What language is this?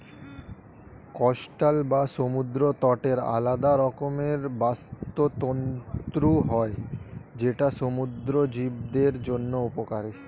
Bangla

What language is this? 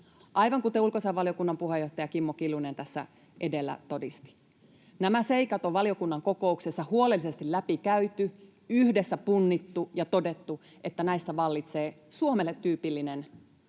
Finnish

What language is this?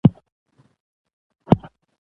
Pashto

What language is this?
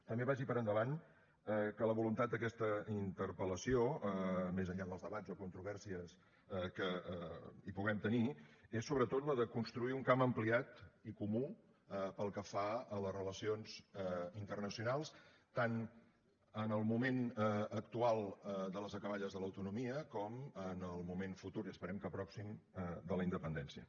Catalan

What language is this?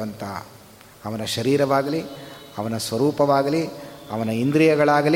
Kannada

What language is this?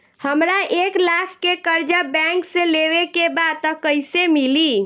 Bhojpuri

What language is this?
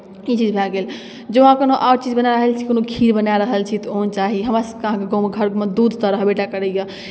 Maithili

